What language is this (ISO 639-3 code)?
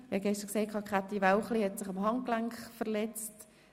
gsw